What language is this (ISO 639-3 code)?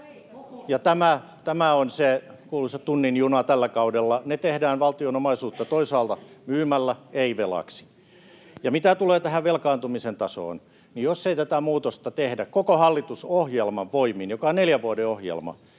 fin